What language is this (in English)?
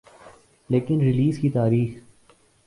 Urdu